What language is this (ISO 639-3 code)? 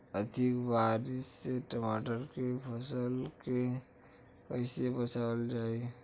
bho